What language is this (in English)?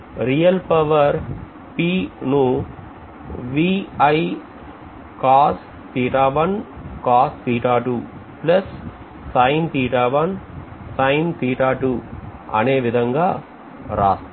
Telugu